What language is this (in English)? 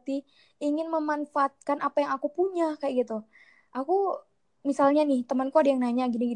Indonesian